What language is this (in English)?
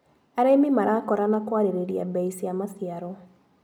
Kikuyu